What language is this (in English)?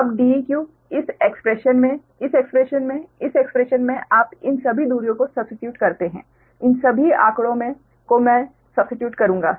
Hindi